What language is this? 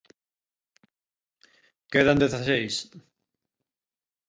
Galician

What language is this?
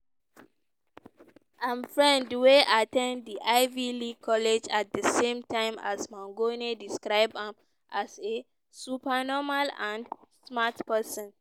Nigerian Pidgin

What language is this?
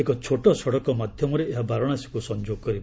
Odia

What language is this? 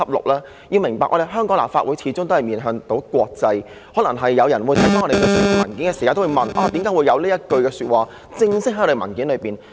Cantonese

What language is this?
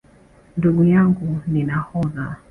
Swahili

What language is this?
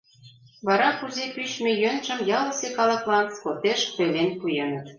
Mari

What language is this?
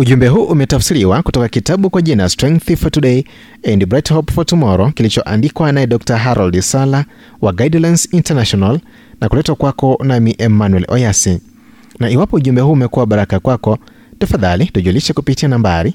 Swahili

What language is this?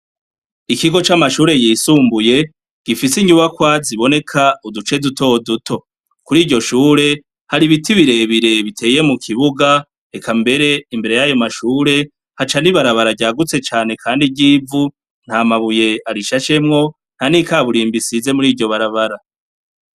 Rundi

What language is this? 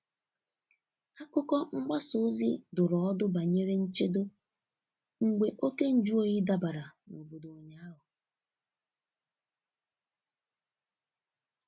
Igbo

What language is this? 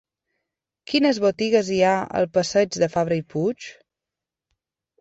Catalan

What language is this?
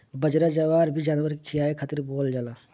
Bhojpuri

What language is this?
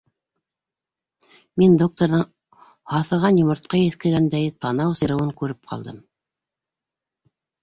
Bashkir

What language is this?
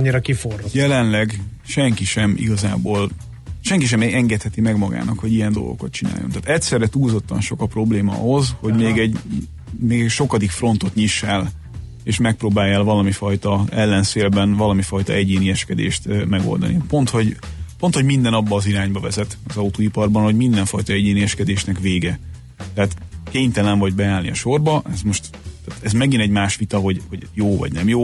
Hungarian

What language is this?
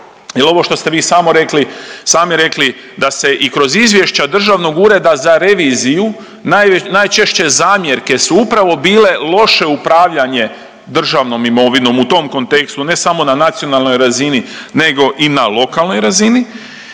Croatian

